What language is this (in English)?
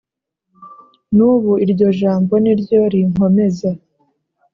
Kinyarwanda